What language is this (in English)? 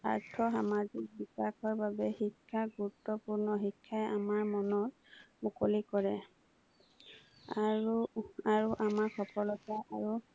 Assamese